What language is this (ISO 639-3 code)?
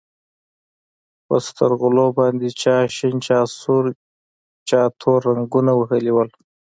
pus